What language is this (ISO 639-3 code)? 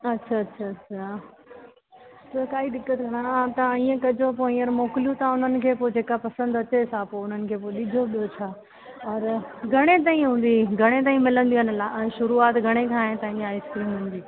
snd